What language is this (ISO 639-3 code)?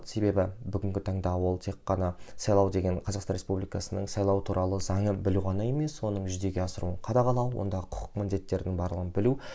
kaz